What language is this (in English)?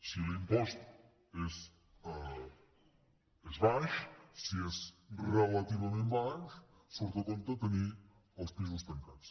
Catalan